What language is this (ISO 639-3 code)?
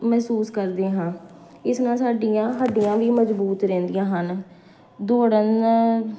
pan